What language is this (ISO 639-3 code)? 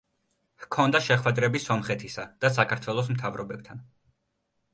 kat